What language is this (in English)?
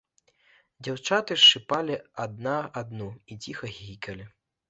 Belarusian